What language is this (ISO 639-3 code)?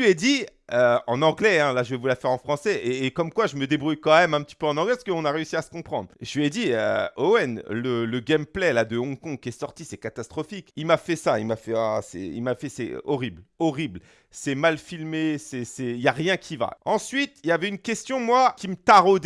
fra